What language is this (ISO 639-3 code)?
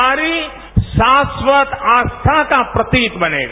hin